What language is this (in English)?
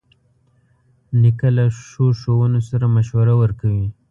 Pashto